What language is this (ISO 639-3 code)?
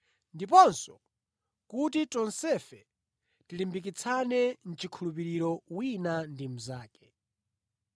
nya